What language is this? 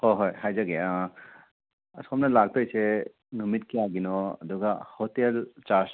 Manipuri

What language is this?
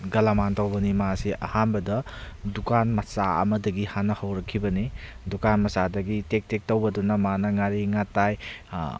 Manipuri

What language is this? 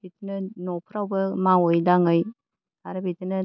Bodo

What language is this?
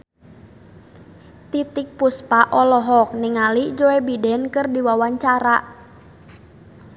Sundanese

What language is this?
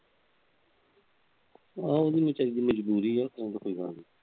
Punjabi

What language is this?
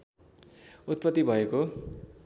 Nepali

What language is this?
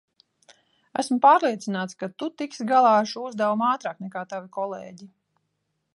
Latvian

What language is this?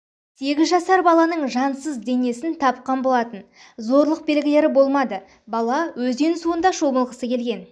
Kazakh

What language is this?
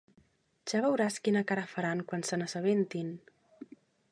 Catalan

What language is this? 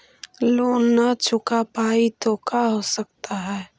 Magahi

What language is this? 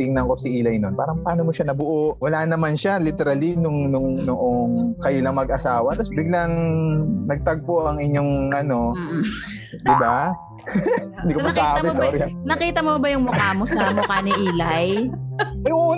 Filipino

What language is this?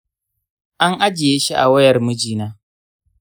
Hausa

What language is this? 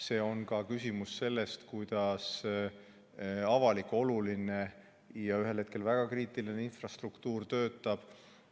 Estonian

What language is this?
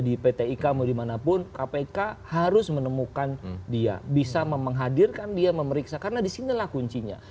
Indonesian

